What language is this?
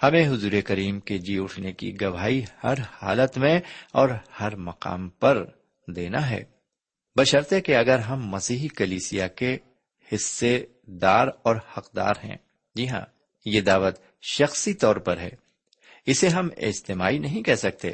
Urdu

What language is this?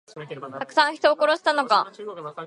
Japanese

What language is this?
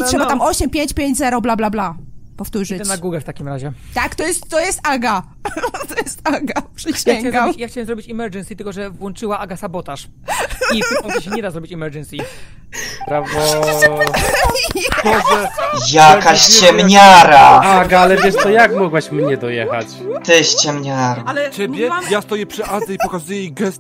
Polish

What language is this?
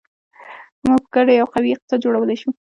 Pashto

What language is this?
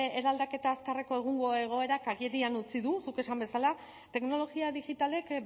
Basque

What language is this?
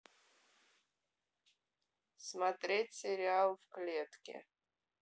Russian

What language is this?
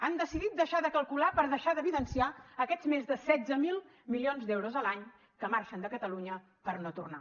Catalan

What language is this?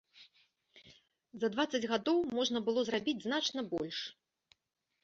Belarusian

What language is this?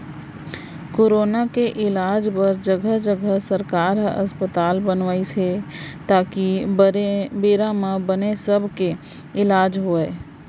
Chhattisgarhi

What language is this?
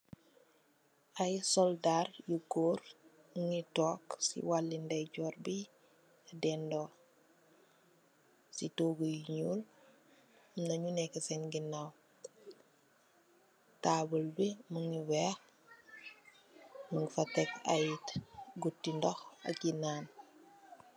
Wolof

